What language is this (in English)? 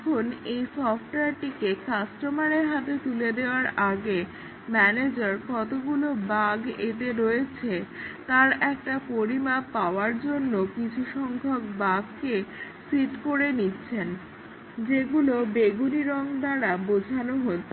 Bangla